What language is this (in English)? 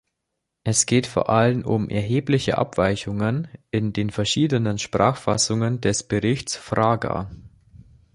German